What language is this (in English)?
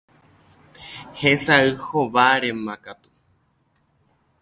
Guarani